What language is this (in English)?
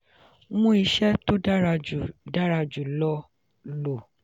Yoruba